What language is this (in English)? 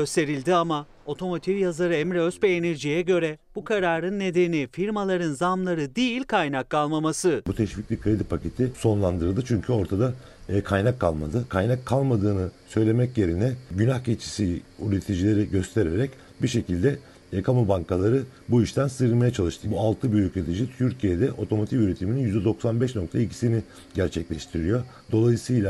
Turkish